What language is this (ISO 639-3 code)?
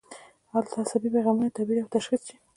pus